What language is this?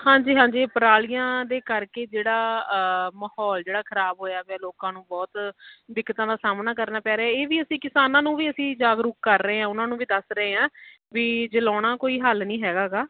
Punjabi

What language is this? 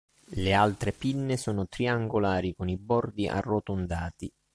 Italian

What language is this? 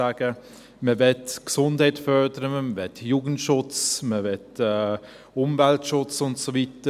Swiss German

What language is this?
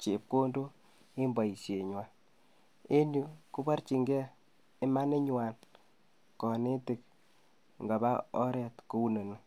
Kalenjin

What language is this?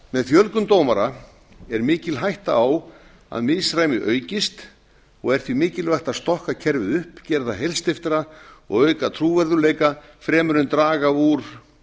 Icelandic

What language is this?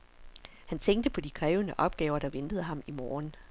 Danish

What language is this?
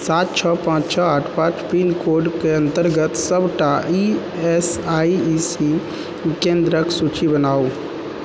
Maithili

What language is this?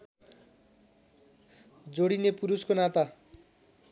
Nepali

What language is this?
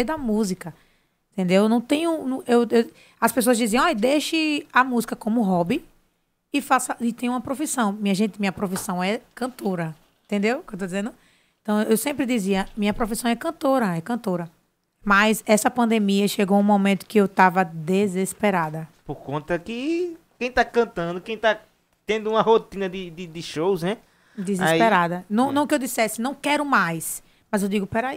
Portuguese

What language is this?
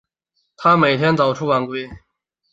Chinese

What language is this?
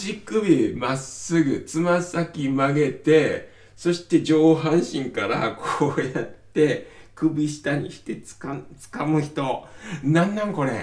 Japanese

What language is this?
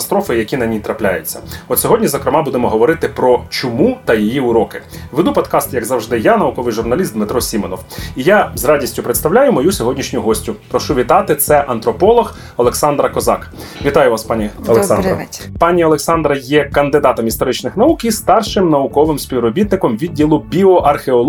Ukrainian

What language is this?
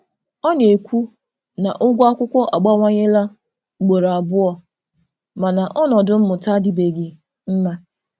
Igbo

